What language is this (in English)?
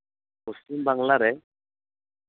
Santali